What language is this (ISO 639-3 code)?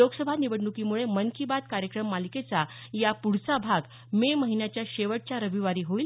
mar